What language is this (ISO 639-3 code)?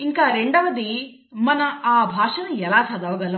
tel